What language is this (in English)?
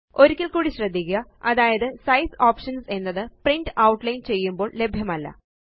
Malayalam